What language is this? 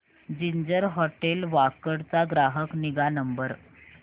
Marathi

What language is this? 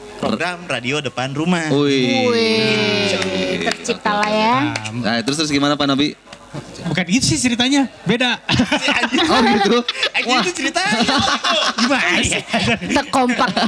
Indonesian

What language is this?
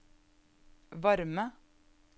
Norwegian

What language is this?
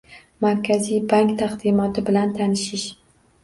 Uzbek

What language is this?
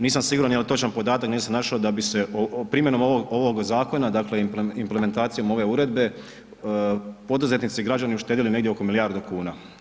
Croatian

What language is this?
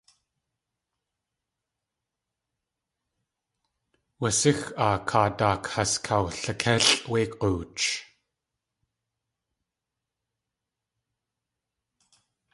Tlingit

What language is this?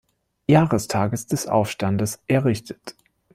German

